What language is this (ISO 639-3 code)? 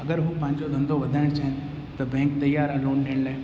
snd